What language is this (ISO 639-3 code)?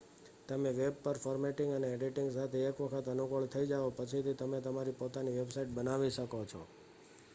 guj